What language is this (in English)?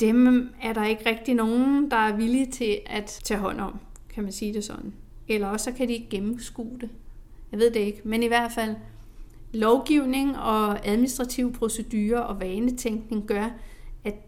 Danish